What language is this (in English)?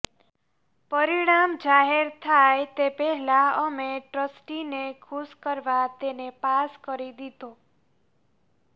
Gujarati